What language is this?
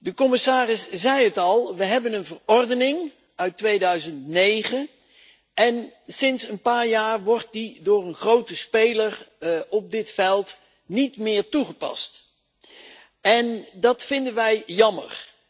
Dutch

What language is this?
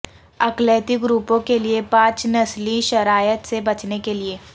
Urdu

